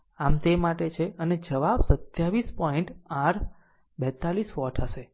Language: Gujarati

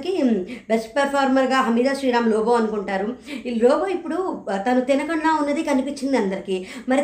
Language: Telugu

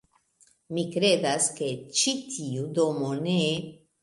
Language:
Esperanto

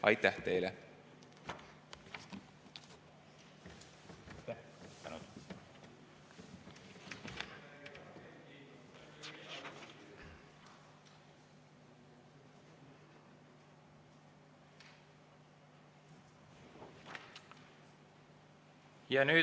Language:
Estonian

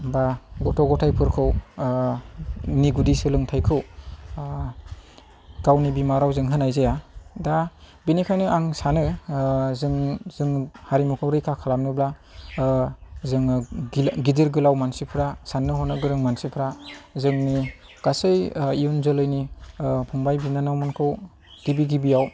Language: Bodo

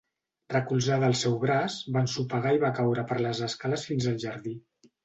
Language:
Catalan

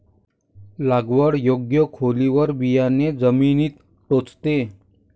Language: Marathi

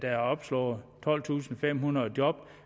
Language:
Danish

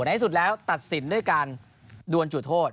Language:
Thai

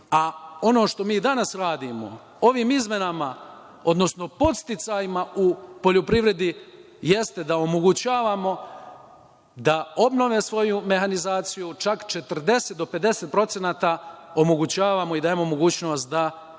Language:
Serbian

